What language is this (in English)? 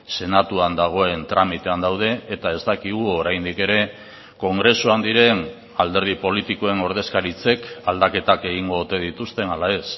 Basque